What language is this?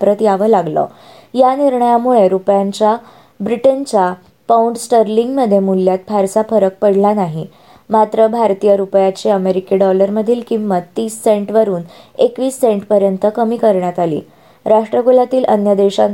Marathi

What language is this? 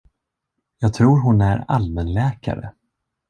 Swedish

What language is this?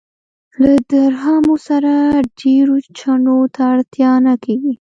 Pashto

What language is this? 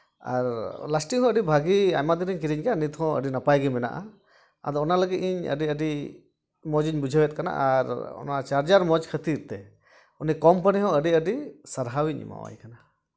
Santali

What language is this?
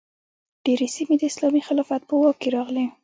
Pashto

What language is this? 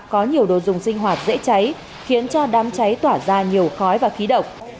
Vietnamese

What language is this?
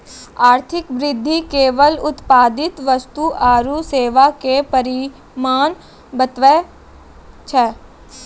Maithili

